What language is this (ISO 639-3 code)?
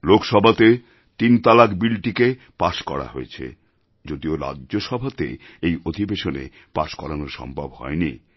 ben